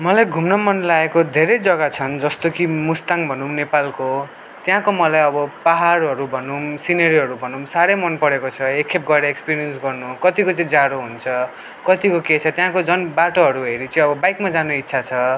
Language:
Nepali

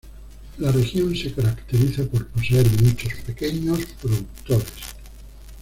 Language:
Spanish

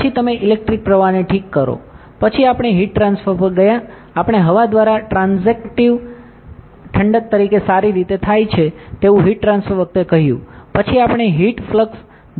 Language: Gujarati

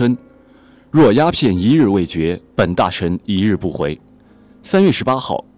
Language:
Chinese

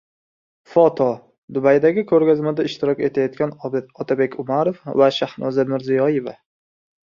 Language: Uzbek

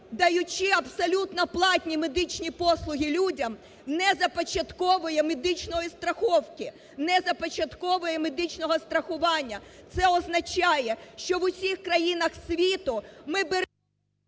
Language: Ukrainian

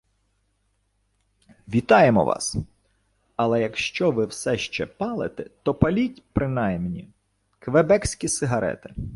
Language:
Ukrainian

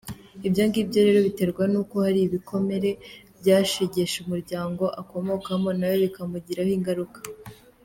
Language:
Kinyarwanda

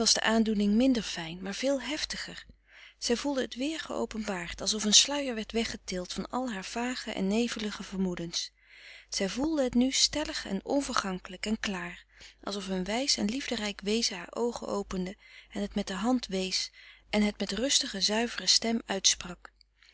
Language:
Dutch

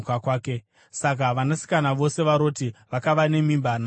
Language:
Shona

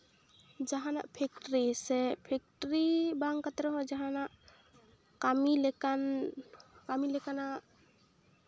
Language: Santali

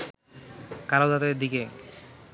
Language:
Bangla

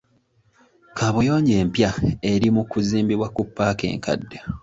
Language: Ganda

